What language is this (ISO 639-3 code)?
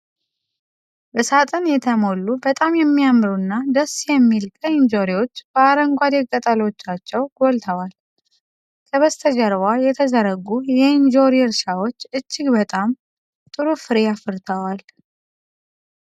amh